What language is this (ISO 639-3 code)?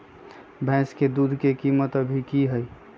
mag